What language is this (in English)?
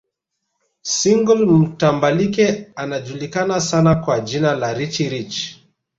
Swahili